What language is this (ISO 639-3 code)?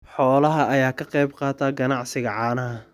som